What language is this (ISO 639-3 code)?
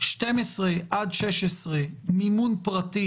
heb